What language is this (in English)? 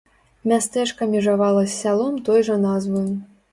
Belarusian